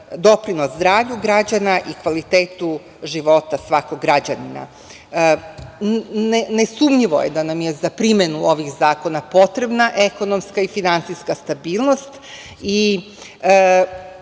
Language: Serbian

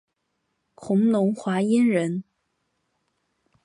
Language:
Chinese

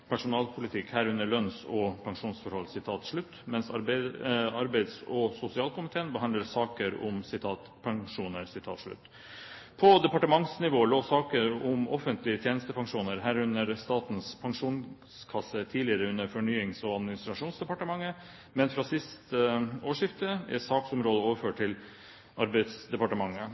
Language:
Norwegian Bokmål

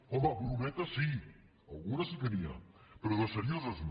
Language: Catalan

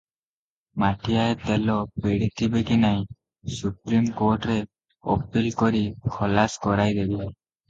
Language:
Odia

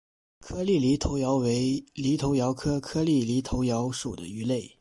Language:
Chinese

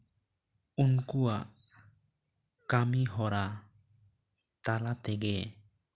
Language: Santali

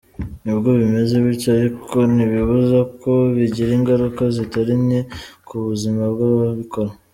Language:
Kinyarwanda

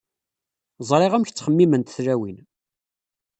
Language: Kabyle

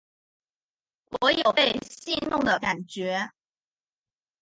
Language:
Chinese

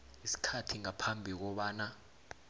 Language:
South Ndebele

